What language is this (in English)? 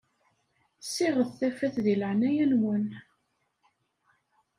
Kabyle